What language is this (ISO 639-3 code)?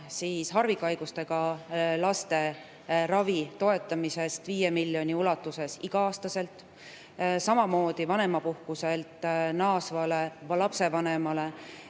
est